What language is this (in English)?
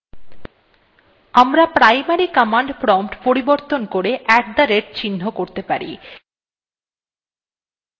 Bangla